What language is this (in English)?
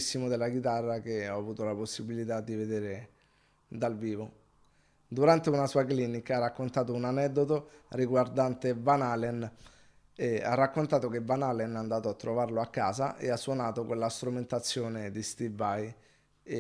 Italian